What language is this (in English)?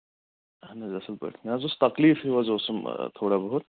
Kashmiri